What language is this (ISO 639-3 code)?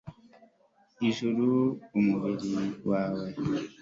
kin